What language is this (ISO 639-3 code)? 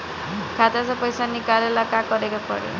bho